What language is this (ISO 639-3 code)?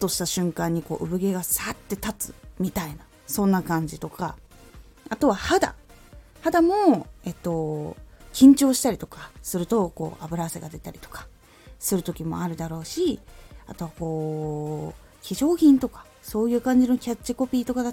jpn